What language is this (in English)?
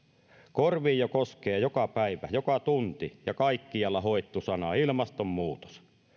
Finnish